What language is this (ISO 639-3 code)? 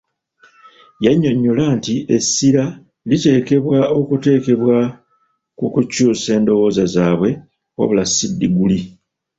lug